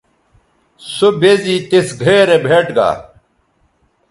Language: Bateri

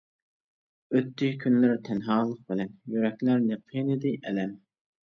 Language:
Uyghur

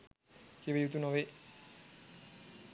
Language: Sinhala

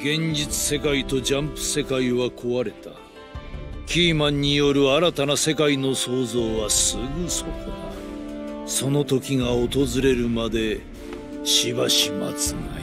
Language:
Japanese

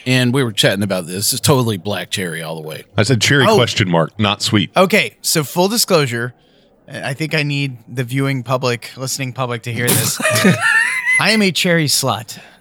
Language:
English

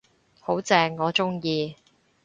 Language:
Cantonese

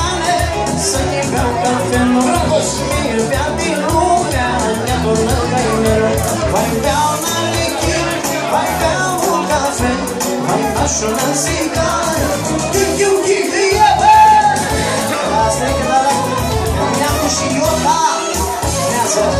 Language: Romanian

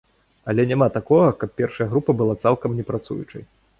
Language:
Belarusian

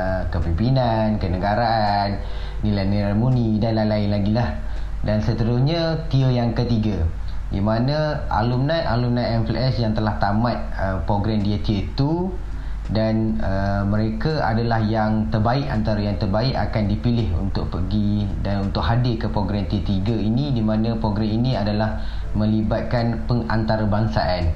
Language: Malay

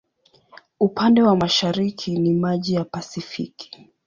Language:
Swahili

